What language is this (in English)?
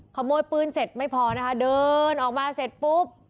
Thai